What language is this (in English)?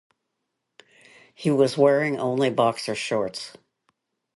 English